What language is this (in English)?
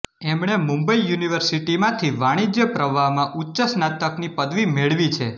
Gujarati